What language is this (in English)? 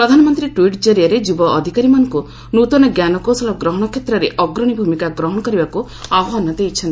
Odia